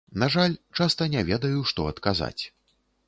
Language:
Belarusian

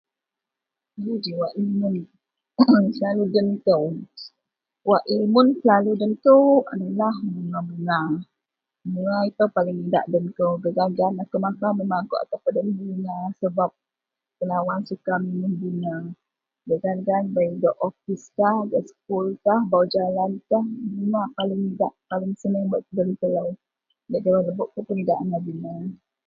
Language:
Central Melanau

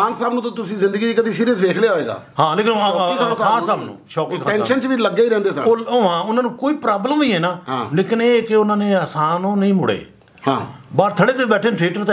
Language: Punjabi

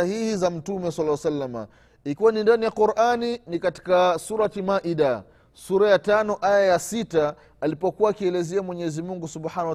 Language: Swahili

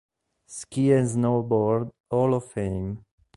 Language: Italian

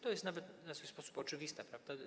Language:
Polish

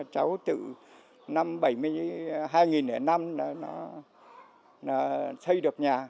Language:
Vietnamese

